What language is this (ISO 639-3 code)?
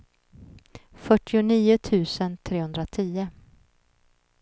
swe